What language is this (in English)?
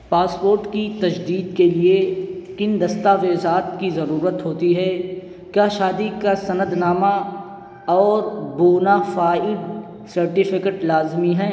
Urdu